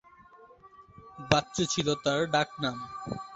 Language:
Bangla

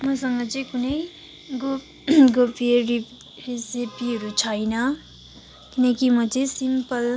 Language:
Nepali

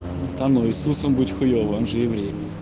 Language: Russian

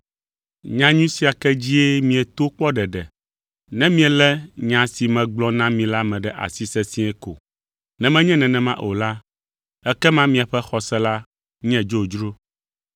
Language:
Ewe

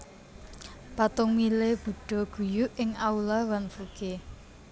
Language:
Javanese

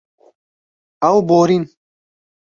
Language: Kurdish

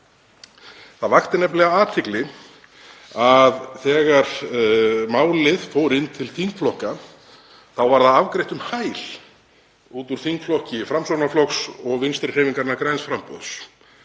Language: Icelandic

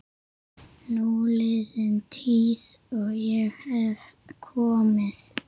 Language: Icelandic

